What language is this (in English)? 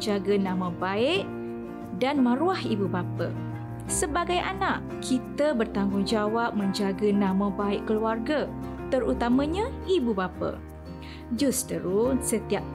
Malay